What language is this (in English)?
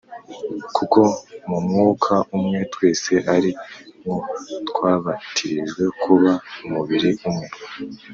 Kinyarwanda